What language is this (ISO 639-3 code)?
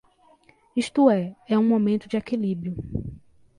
por